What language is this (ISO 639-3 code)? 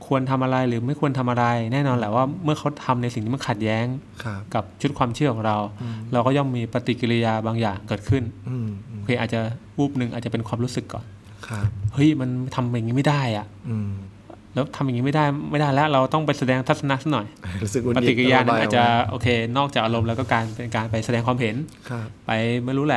tha